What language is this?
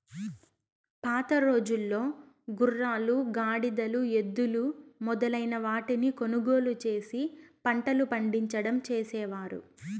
Telugu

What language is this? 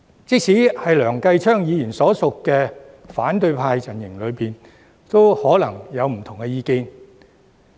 Cantonese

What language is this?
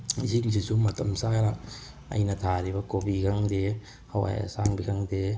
Manipuri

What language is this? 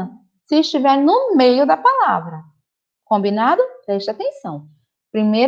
Portuguese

